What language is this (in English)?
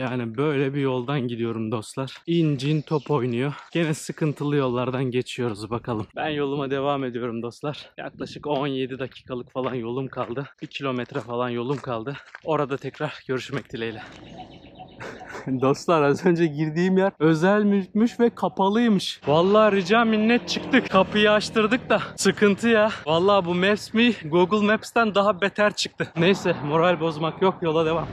Turkish